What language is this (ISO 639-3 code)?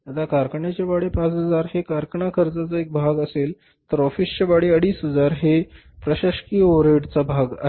mar